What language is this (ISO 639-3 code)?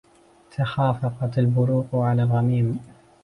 ara